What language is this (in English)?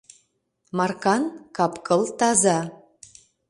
Mari